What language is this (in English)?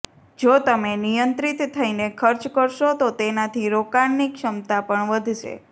Gujarati